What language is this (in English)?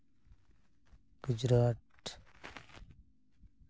Santali